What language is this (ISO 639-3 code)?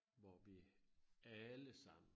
dan